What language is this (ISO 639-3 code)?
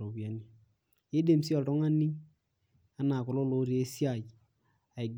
mas